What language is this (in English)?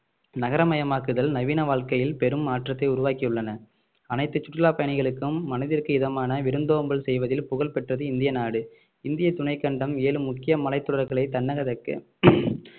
Tamil